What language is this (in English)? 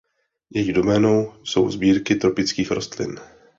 Czech